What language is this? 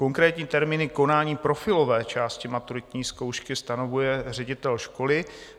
Czech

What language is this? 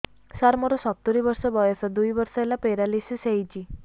Odia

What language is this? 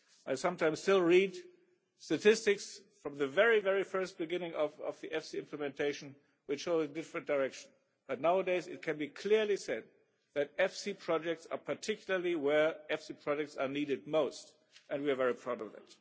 English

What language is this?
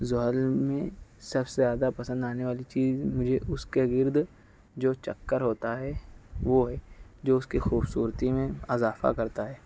Urdu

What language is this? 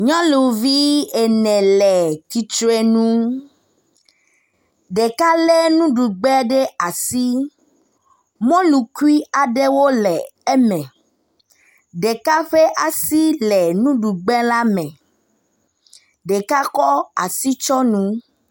Ewe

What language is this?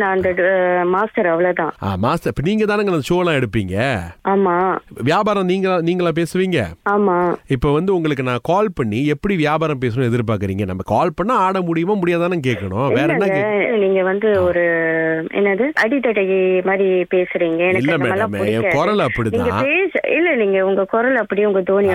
Tamil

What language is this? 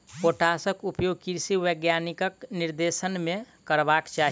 Maithili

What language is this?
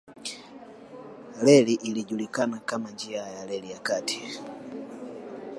Swahili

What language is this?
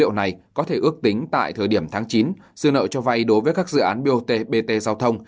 Vietnamese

